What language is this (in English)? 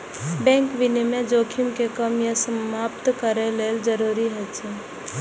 Maithili